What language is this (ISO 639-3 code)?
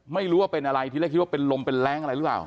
tha